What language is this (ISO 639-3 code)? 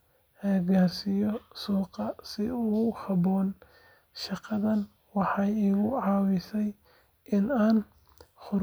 som